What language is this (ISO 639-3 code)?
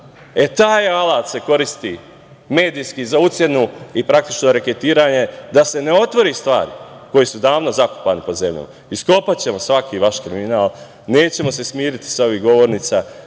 srp